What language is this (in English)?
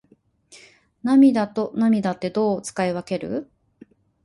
Japanese